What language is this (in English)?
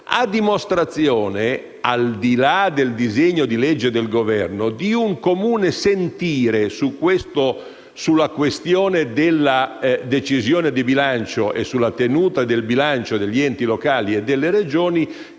Italian